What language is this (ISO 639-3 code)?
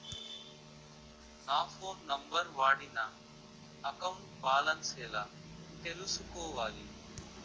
tel